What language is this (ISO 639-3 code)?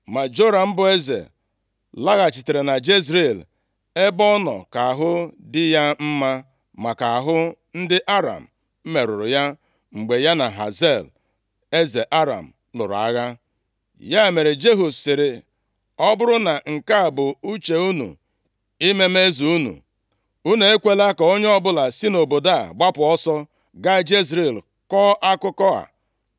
ibo